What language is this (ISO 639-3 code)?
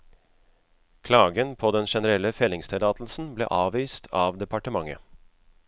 nor